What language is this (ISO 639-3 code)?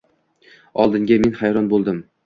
uzb